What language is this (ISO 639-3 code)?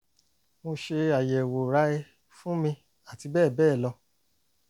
yor